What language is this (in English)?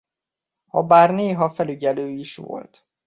Hungarian